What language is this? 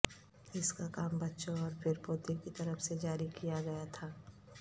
Urdu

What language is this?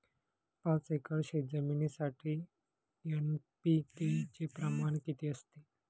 Marathi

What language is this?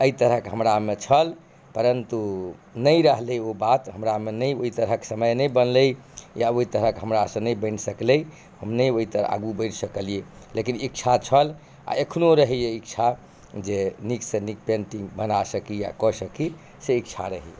Maithili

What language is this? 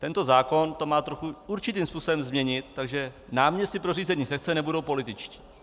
Czech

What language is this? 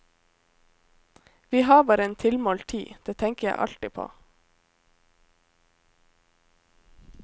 Norwegian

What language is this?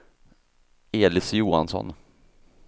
Swedish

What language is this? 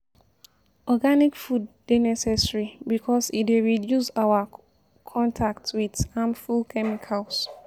Nigerian Pidgin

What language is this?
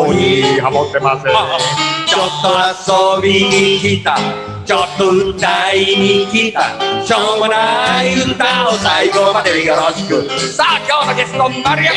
Japanese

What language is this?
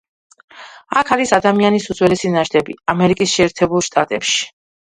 Georgian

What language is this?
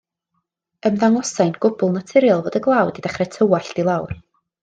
Welsh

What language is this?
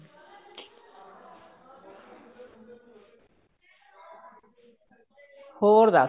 Punjabi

